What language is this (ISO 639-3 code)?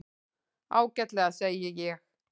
isl